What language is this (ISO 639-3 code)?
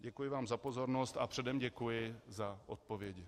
ces